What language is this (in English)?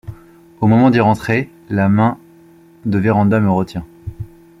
French